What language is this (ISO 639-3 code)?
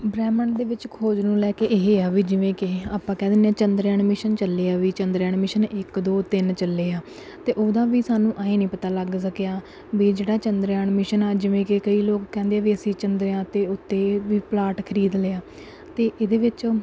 pan